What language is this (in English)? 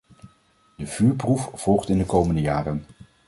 Dutch